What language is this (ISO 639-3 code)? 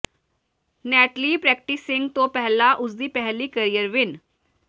pan